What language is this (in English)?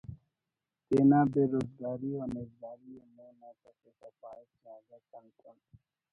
Brahui